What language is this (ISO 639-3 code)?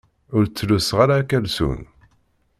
kab